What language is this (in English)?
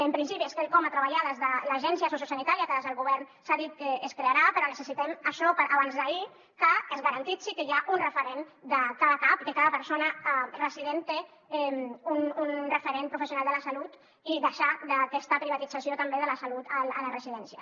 Catalan